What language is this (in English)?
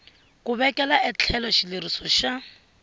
Tsonga